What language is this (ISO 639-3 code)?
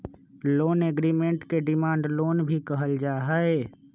mag